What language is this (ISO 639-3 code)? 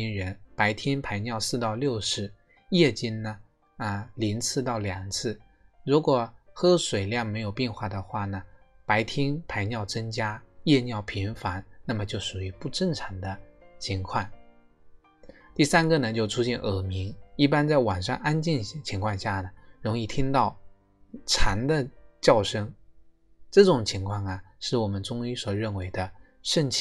zho